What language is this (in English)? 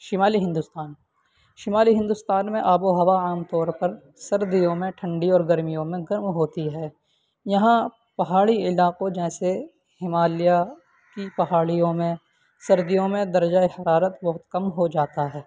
Urdu